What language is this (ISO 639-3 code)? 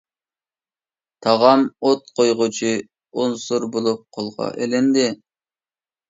uig